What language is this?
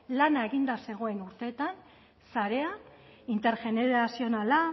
Basque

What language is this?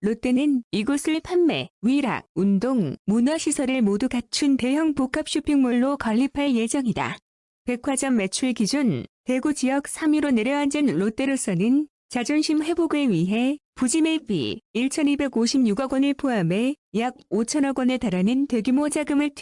Korean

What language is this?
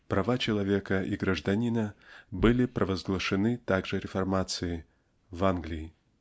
Russian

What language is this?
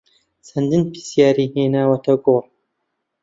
Central Kurdish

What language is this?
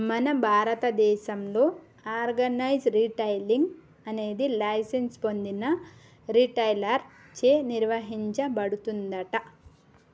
Telugu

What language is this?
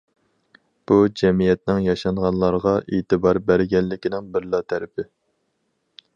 Uyghur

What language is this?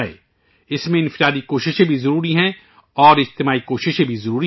Urdu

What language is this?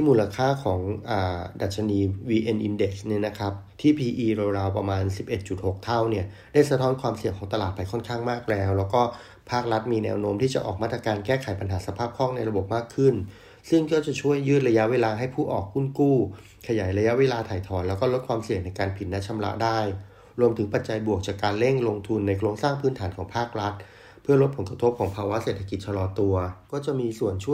Thai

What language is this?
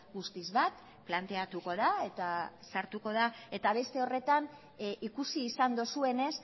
Basque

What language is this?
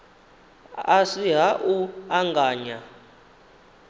Venda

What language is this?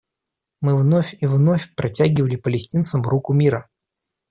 Russian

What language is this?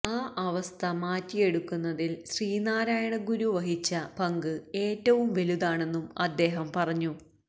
Malayalam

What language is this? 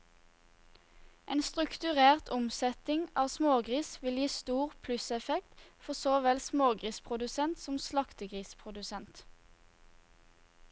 Norwegian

